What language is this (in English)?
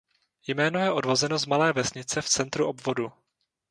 Czech